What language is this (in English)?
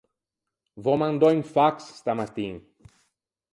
Ligurian